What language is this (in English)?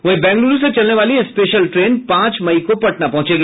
Hindi